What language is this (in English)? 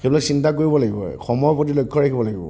Assamese